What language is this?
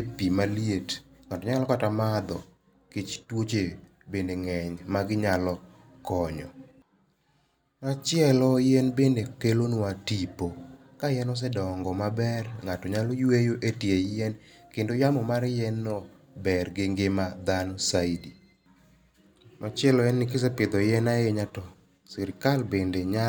Luo (Kenya and Tanzania)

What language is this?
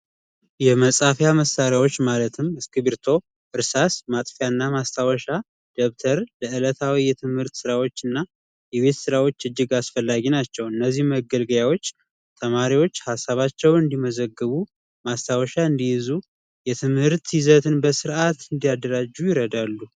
Amharic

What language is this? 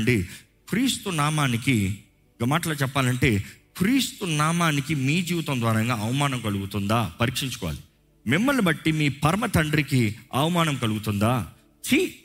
Telugu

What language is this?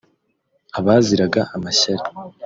Kinyarwanda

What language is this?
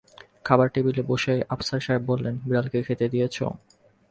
Bangla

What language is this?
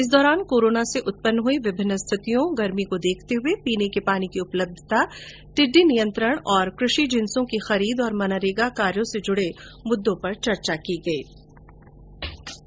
Hindi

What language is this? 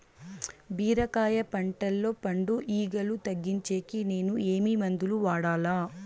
Telugu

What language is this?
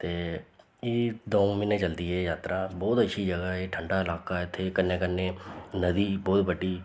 Dogri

